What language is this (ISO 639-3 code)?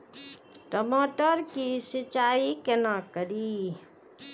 mai